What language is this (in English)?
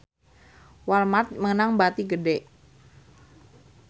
Sundanese